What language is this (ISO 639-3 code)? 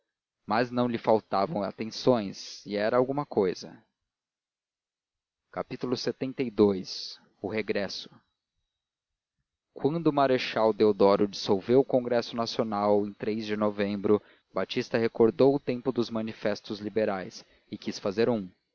por